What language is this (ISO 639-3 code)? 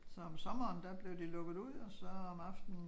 dan